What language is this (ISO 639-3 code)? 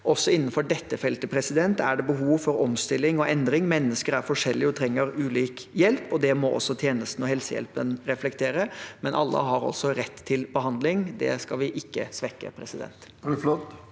nor